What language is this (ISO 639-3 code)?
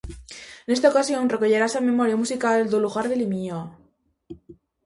glg